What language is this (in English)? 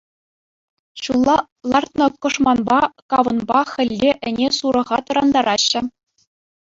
Chuvash